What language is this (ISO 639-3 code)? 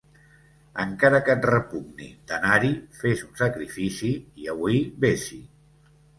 cat